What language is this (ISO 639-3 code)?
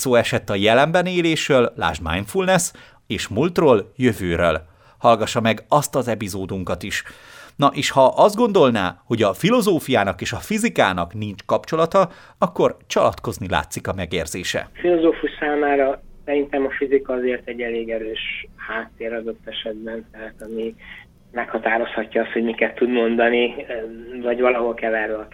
hun